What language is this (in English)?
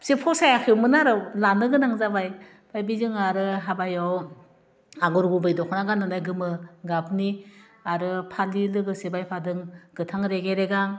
Bodo